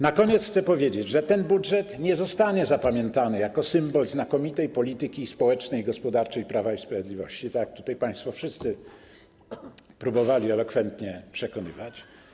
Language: Polish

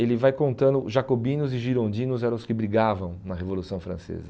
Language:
Portuguese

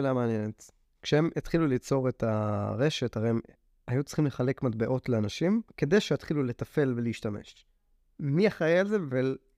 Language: Hebrew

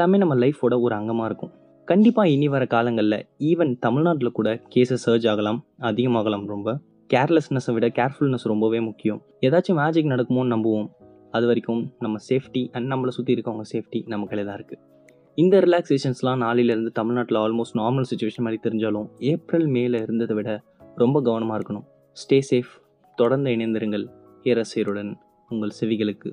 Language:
Tamil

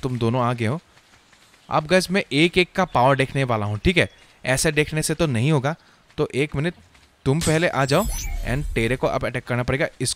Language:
Hindi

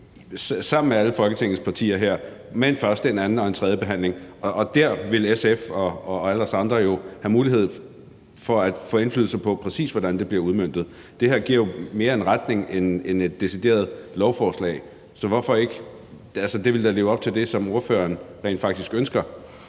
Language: Danish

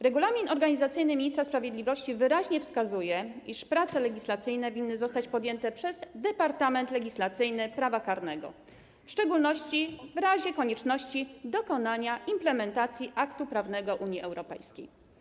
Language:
Polish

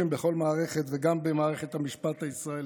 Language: Hebrew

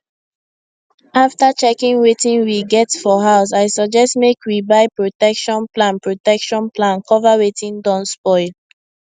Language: Nigerian Pidgin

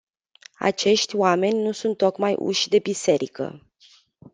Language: Romanian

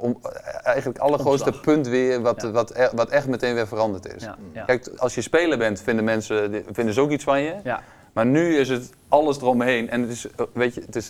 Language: Dutch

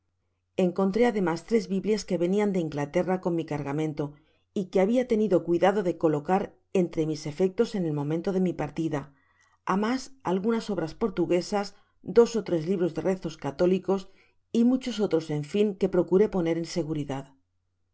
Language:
Spanish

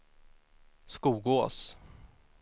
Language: Swedish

